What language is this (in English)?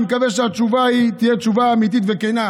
Hebrew